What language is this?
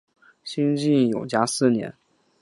Chinese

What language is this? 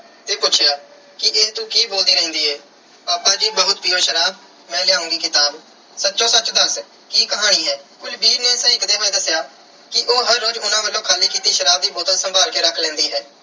Punjabi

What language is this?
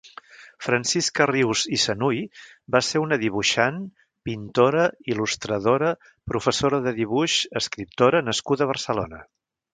Catalan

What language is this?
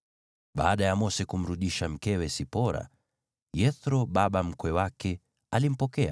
Swahili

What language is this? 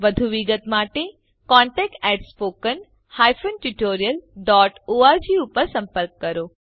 Gujarati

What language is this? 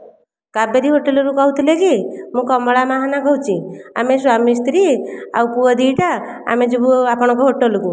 Odia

